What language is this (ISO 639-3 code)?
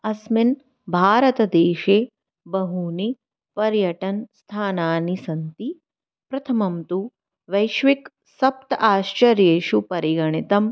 san